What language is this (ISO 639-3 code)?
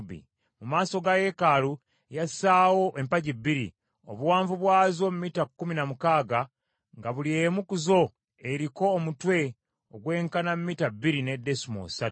lug